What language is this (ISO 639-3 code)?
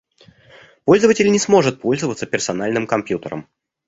rus